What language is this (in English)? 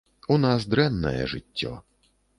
Belarusian